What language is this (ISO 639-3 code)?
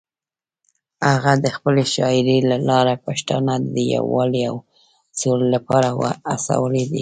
pus